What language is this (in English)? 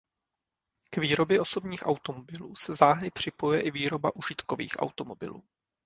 Czech